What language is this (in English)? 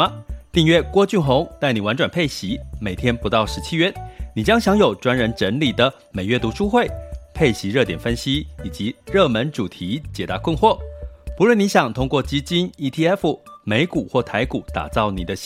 Chinese